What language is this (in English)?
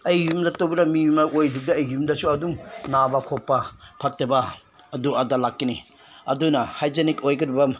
Manipuri